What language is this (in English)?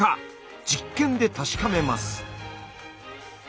Japanese